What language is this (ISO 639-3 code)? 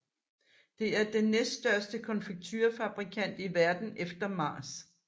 dan